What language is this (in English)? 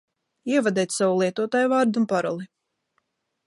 Latvian